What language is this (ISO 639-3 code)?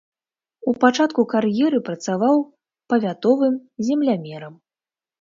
bel